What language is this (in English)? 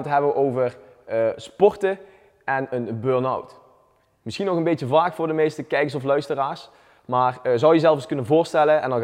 Dutch